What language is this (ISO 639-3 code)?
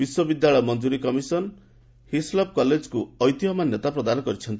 ori